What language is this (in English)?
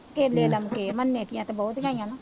Punjabi